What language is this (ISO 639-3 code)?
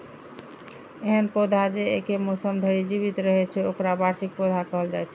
mai